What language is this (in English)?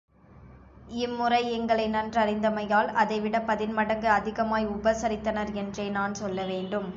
Tamil